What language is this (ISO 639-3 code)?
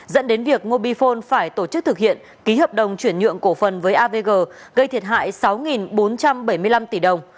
vie